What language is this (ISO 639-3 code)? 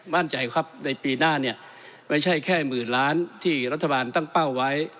tha